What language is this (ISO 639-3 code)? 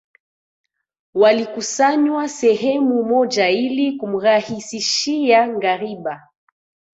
swa